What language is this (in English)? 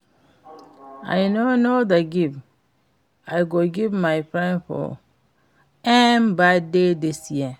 Nigerian Pidgin